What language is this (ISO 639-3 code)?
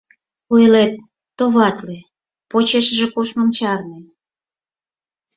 chm